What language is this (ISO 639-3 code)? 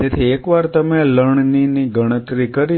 guj